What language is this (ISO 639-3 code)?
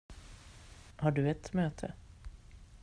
swe